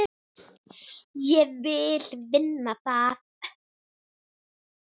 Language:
Icelandic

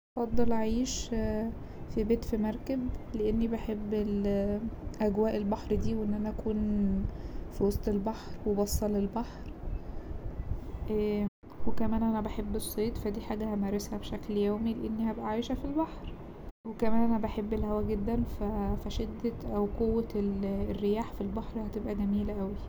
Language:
Egyptian Arabic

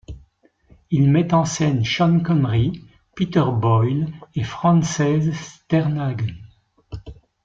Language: French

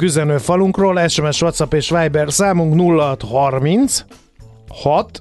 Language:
Hungarian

